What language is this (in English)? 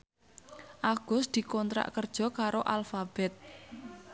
Javanese